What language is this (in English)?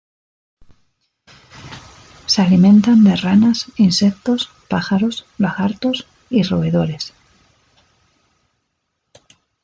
Spanish